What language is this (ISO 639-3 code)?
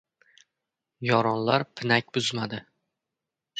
uzb